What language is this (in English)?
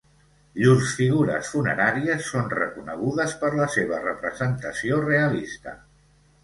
Catalan